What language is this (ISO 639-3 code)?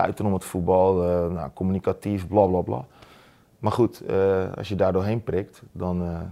nld